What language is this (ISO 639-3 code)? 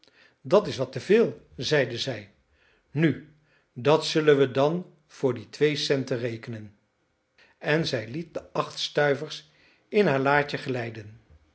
nld